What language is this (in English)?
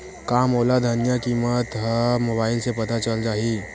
Chhattisgarhi